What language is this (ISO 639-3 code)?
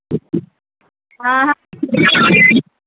mai